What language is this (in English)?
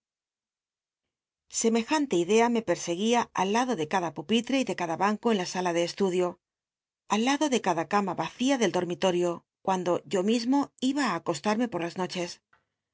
Spanish